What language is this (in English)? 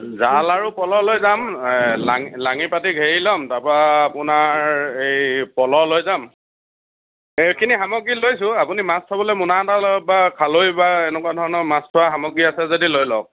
Assamese